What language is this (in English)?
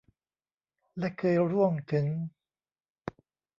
Thai